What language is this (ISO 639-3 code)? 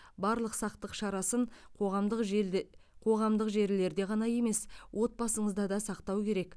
kaz